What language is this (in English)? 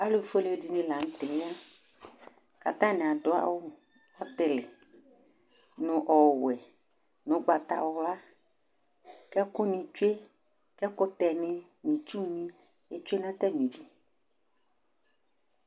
Ikposo